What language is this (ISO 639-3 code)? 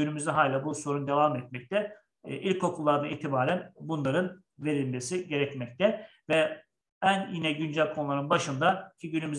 tur